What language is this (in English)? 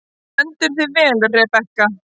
Icelandic